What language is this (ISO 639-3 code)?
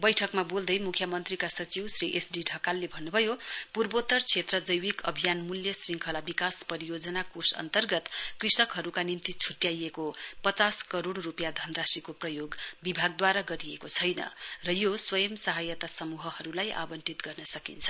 nep